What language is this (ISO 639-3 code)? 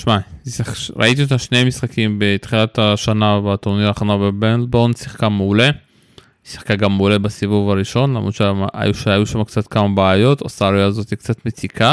heb